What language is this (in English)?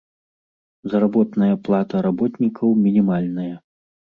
Belarusian